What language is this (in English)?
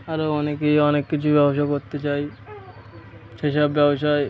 Bangla